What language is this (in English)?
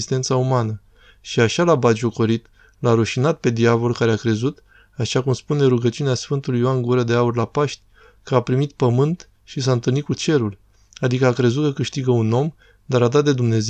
Romanian